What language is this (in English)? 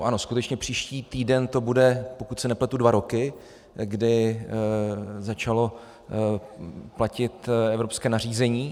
Czech